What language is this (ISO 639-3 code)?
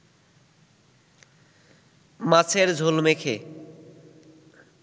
ben